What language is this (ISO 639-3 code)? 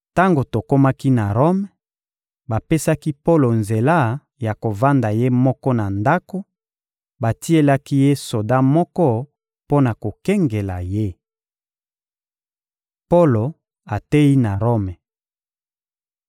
lin